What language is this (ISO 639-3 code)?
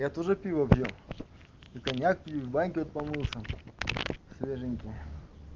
rus